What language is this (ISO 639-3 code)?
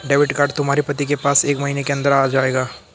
hin